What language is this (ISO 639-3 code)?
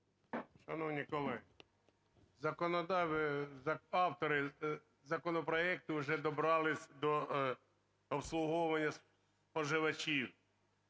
ukr